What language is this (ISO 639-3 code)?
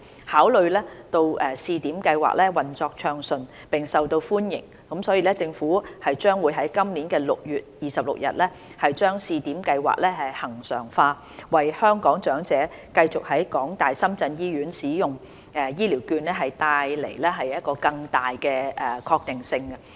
yue